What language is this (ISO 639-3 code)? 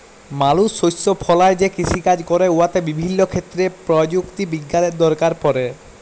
ben